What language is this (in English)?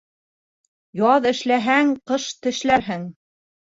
Bashkir